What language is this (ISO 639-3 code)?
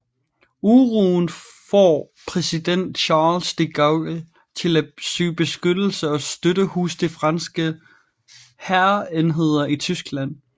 dan